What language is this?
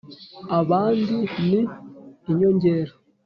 Kinyarwanda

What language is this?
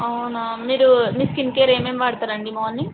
Telugu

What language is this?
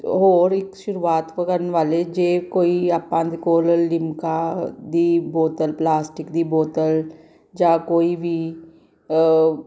Punjabi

